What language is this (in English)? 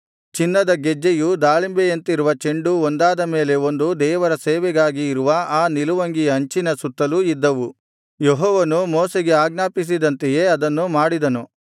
Kannada